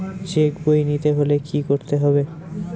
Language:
Bangla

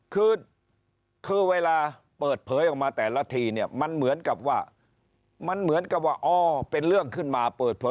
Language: Thai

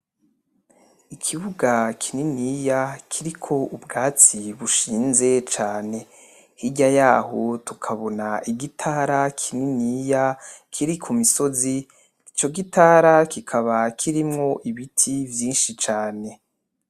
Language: Rundi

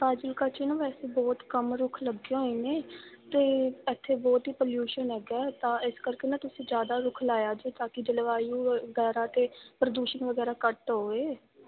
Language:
Punjabi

